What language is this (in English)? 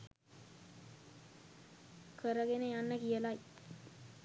Sinhala